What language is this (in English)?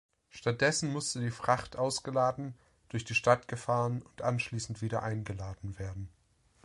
German